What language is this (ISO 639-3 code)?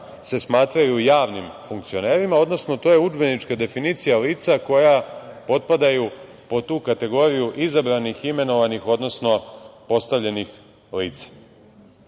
srp